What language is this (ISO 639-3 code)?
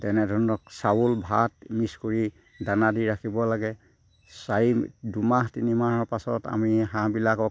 asm